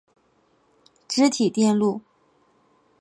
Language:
Chinese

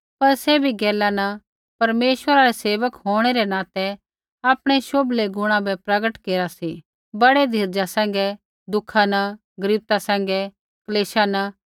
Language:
Kullu Pahari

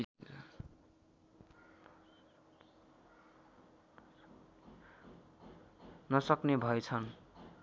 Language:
Nepali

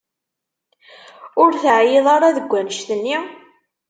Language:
Kabyle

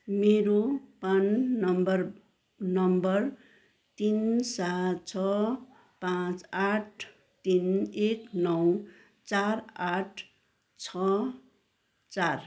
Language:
Nepali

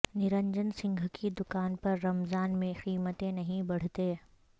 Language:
Urdu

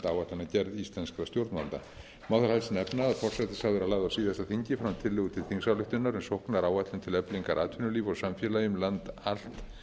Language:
Icelandic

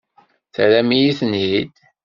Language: Kabyle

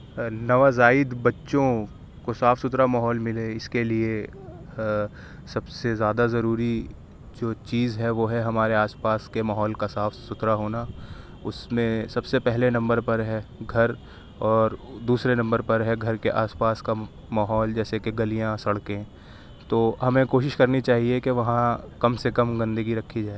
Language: Urdu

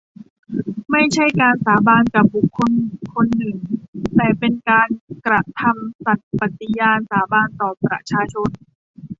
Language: Thai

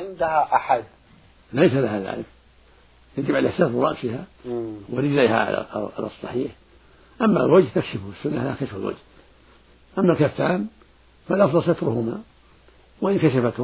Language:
Arabic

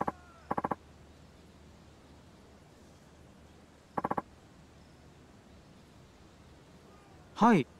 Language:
Japanese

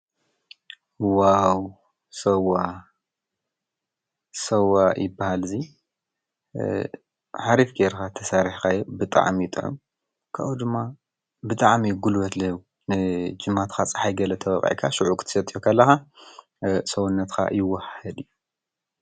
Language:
Tigrinya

